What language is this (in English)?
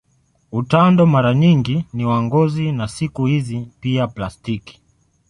Swahili